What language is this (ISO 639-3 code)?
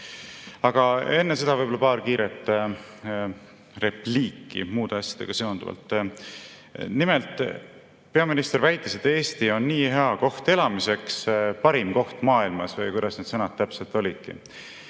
est